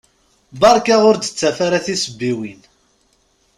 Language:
Kabyle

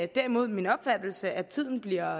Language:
Danish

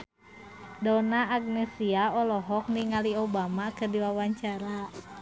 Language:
Sundanese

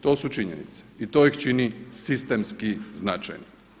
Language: Croatian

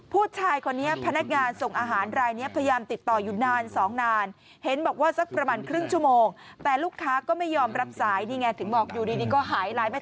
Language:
Thai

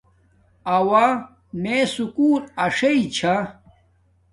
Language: Domaaki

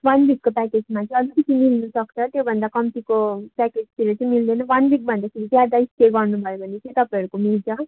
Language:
Nepali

